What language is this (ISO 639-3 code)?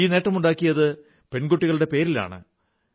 mal